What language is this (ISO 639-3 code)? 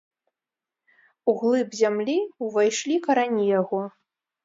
bel